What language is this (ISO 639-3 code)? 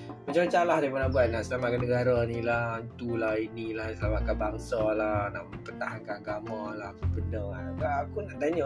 msa